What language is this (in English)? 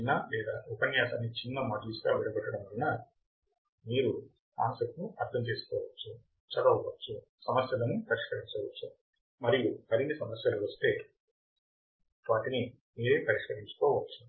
Telugu